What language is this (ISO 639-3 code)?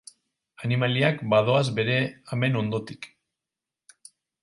eus